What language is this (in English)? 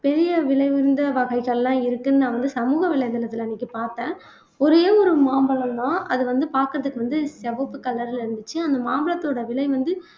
Tamil